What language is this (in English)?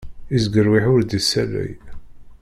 Kabyle